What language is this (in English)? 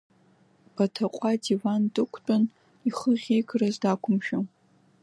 Abkhazian